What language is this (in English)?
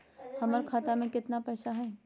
Magahi